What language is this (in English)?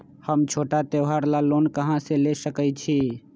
Magahi